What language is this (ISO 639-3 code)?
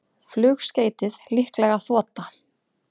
isl